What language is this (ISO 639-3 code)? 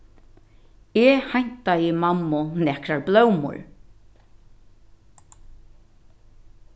fao